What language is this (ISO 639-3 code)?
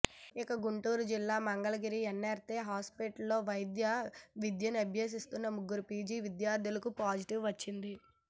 tel